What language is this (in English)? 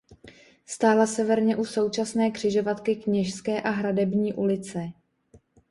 Czech